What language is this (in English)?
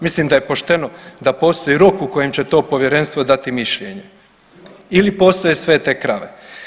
Croatian